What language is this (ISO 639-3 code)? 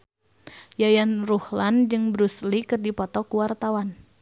sun